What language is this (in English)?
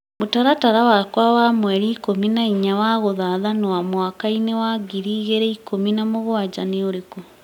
Kikuyu